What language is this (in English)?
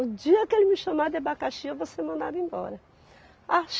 Portuguese